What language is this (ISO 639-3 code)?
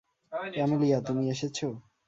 ben